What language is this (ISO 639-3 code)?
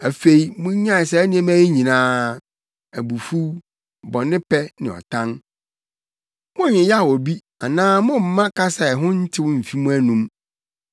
aka